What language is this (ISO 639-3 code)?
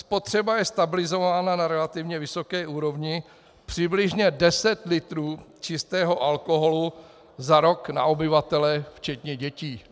ces